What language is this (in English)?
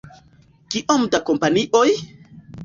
Esperanto